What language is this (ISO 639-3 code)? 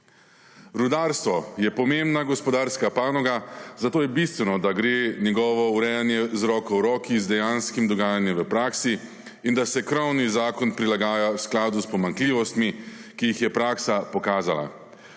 slv